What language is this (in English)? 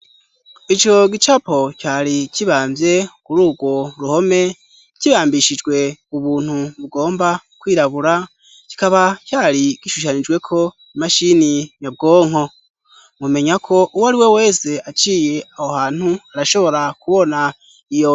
Rundi